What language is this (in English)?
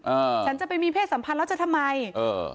Thai